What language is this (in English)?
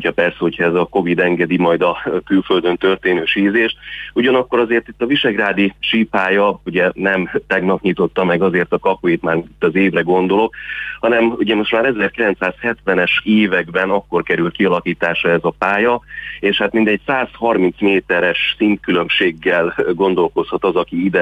Hungarian